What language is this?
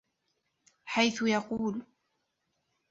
Arabic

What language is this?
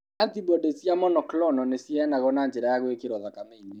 Kikuyu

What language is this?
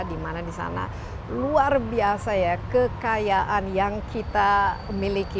Indonesian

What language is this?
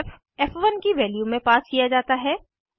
Hindi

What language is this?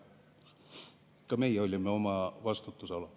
Estonian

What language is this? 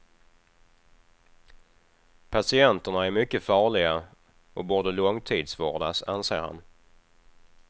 Swedish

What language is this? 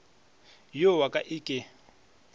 Northern Sotho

